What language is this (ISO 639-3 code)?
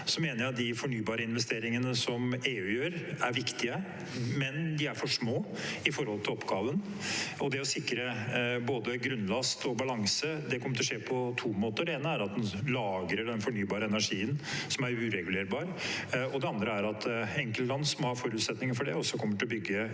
nor